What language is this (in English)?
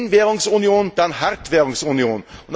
German